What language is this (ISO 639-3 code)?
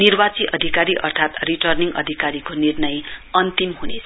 nep